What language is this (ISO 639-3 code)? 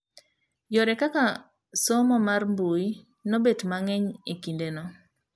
luo